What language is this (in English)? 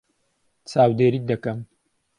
Central Kurdish